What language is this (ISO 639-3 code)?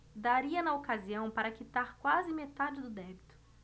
por